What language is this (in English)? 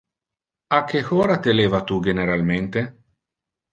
Interlingua